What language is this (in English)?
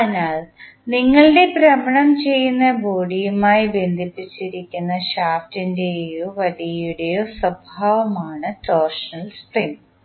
Malayalam